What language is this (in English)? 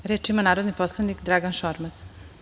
Serbian